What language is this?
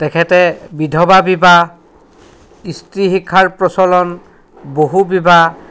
Assamese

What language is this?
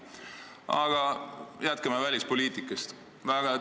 Estonian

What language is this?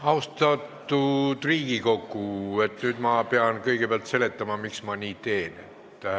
Estonian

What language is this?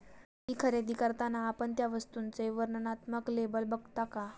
Marathi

